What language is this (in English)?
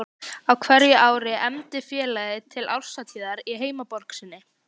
Icelandic